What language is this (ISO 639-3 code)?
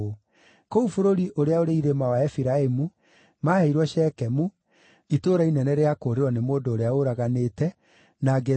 kik